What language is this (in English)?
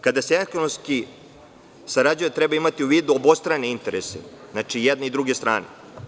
Serbian